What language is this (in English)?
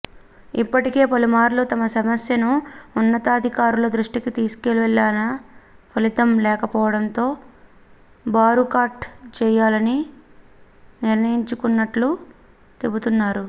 Telugu